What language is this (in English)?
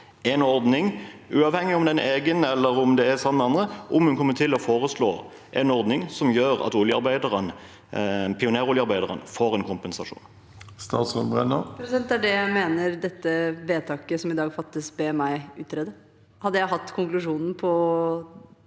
Norwegian